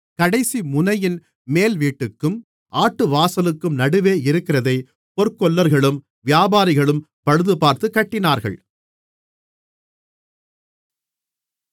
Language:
Tamil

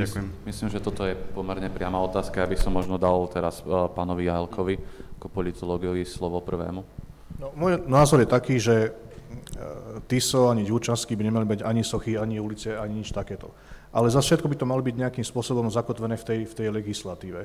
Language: Slovak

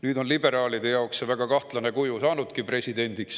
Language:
Estonian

